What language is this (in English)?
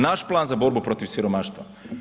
Croatian